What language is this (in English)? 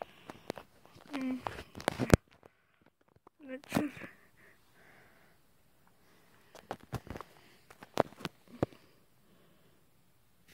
Korean